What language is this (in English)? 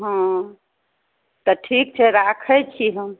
Maithili